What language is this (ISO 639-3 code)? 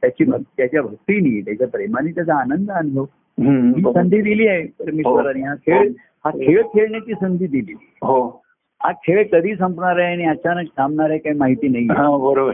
mar